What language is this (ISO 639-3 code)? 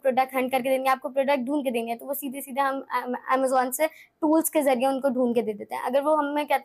urd